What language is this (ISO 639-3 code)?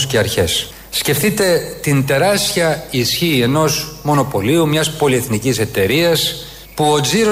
ell